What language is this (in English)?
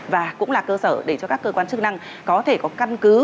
Vietnamese